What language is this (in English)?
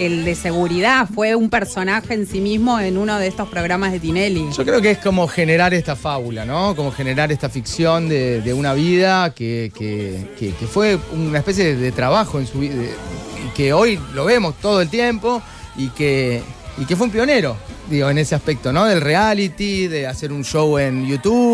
Spanish